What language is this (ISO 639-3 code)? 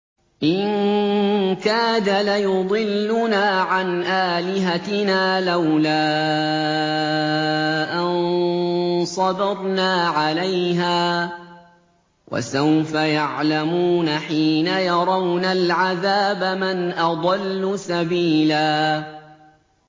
ara